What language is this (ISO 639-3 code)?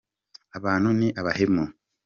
kin